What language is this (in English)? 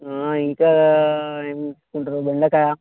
Telugu